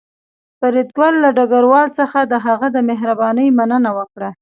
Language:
Pashto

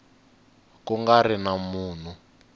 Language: Tsonga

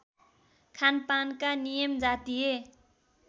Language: Nepali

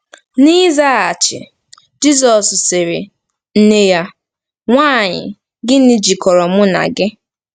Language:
Igbo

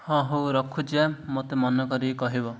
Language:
Odia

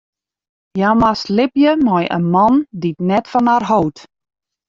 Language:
Western Frisian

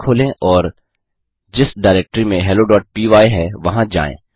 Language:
Hindi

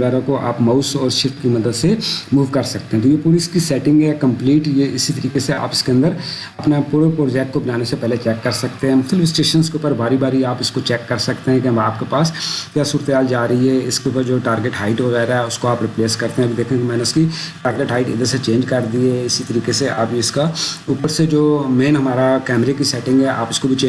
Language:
Urdu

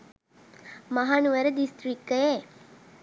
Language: Sinhala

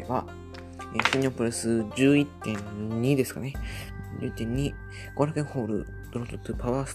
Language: Japanese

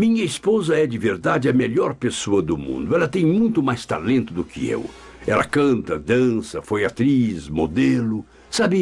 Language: Portuguese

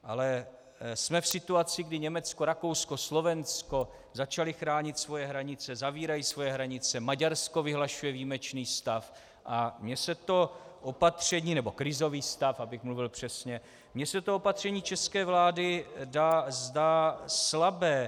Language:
Czech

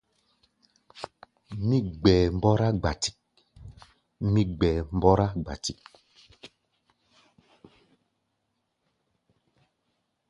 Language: Gbaya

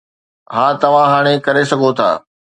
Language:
Sindhi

